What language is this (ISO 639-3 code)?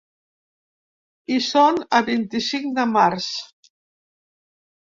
cat